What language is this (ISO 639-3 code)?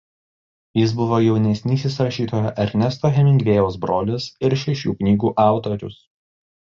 lit